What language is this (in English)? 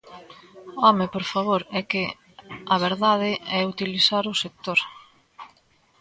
Galician